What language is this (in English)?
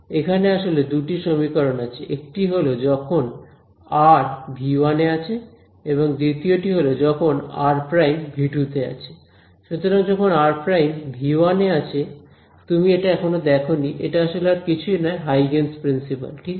Bangla